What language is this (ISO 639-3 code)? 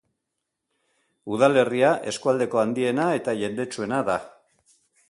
eus